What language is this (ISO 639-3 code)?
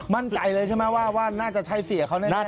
tha